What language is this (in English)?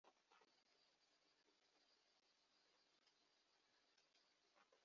Kinyarwanda